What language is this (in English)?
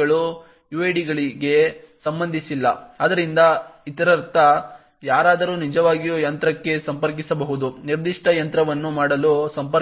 Kannada